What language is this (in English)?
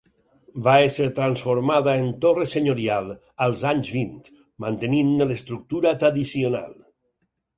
Catalan